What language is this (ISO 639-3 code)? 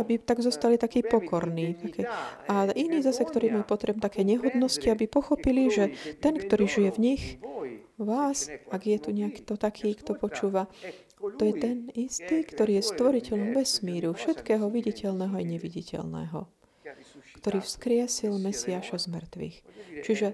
slk